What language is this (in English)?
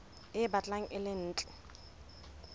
Southern Sotho